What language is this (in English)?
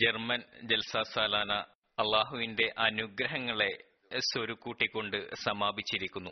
Malayalam